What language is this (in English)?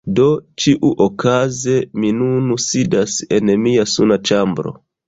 Esperanto